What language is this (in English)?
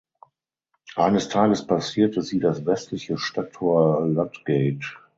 German